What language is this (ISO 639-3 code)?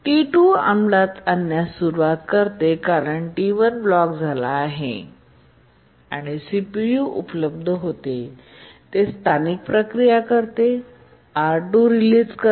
mar